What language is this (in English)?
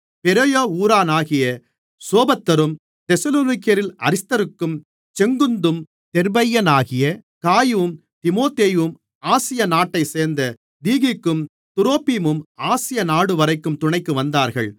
Tamil